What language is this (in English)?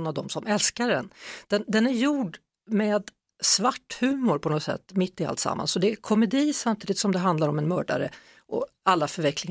Swedish